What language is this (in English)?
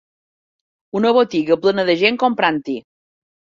Catalan